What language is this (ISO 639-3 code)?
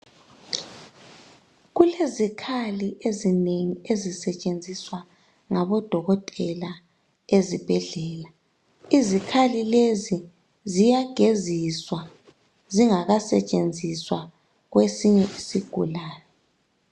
nde